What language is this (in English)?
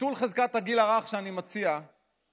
Hebrew